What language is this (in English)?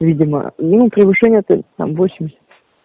Russian